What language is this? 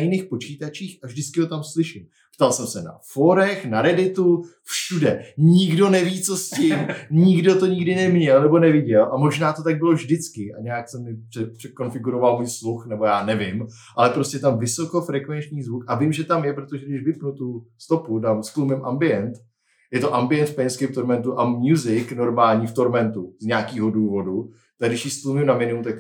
Czech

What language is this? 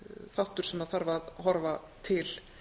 Icelandic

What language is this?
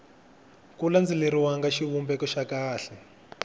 Tsonga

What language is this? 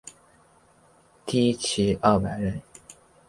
Chinese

